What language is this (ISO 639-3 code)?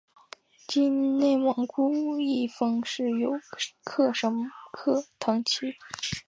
zho